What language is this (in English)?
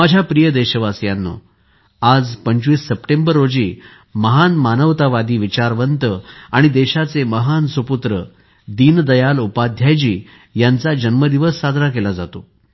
Marathi